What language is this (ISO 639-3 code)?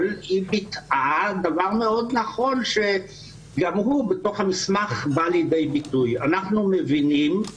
heb